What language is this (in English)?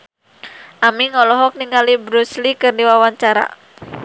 Sundanese